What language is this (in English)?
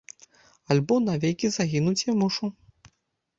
Belarusian